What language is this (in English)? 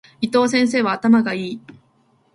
Japanese